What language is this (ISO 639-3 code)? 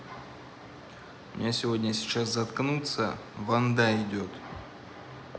rus